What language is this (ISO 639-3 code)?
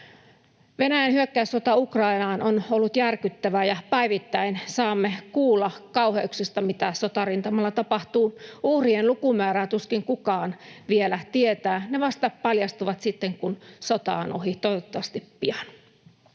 fin